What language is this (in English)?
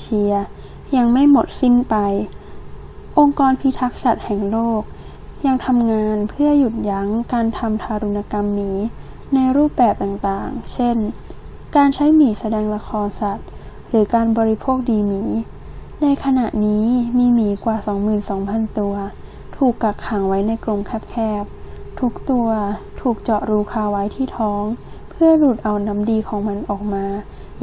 Thai